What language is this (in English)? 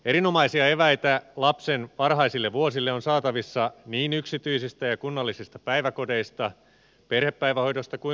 Finnish